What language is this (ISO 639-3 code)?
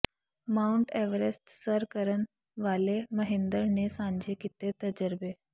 pan